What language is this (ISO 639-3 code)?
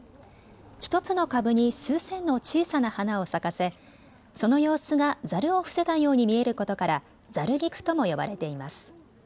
jpn